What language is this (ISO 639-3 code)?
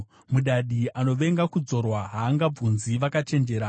sna